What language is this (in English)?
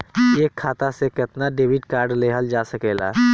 Bhojpuri